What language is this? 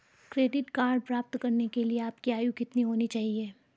Hindi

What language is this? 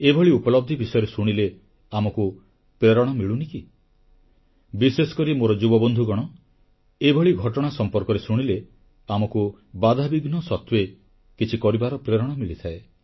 Odia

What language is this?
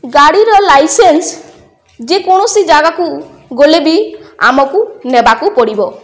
Odia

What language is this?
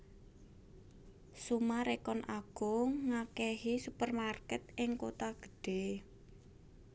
Javanese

